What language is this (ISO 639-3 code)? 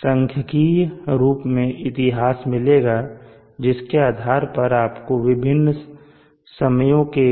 hin